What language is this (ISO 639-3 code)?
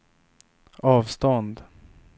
swe